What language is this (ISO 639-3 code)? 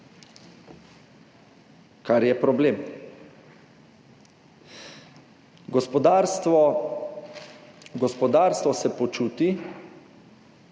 slv